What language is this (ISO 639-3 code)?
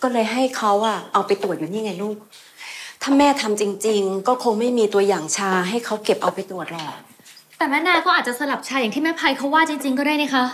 tha